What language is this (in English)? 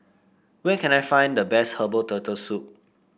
English